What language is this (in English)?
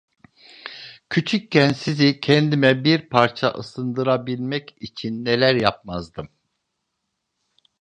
Turkish